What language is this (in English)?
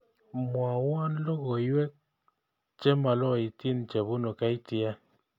Kalenjin